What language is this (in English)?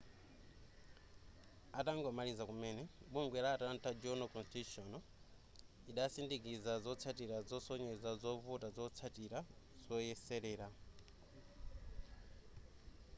Nyanja